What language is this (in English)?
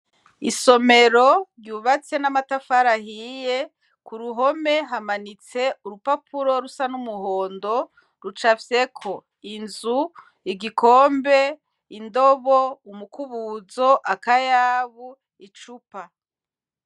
Rundi